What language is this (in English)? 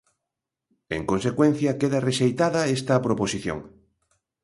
Galician